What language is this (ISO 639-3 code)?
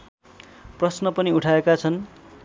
nep